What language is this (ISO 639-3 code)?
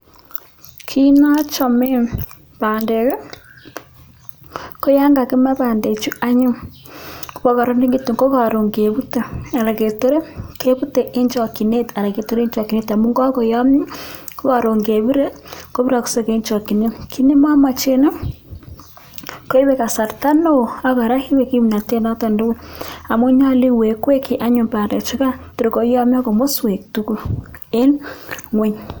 kln